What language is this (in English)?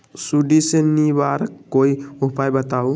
Magahi